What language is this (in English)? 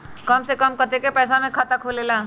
Magahi